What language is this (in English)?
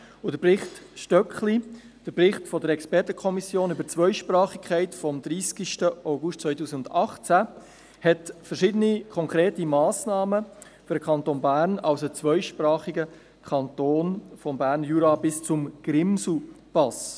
Swiss German